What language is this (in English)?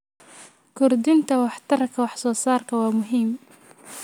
Somali